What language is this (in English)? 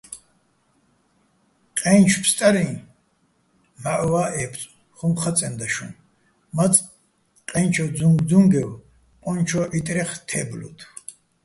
Bats